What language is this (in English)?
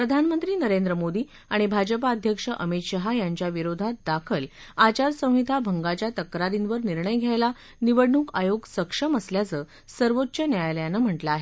Marathi